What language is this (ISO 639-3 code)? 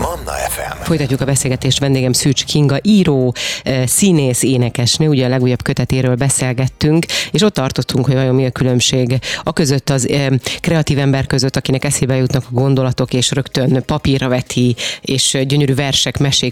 hun